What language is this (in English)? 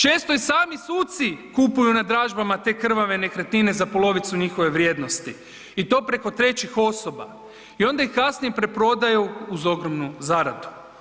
Croatian